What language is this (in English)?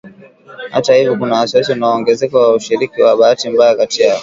Swahili